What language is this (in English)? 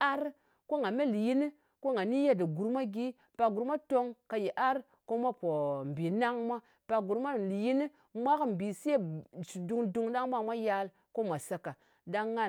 Ngas